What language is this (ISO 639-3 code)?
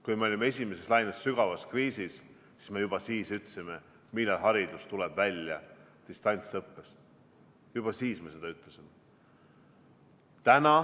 est